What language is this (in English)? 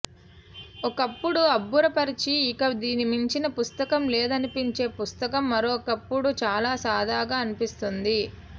Telugu